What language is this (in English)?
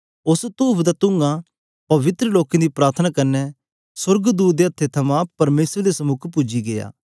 Dogri